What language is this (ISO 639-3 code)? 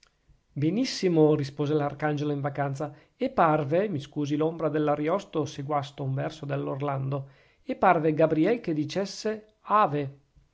ita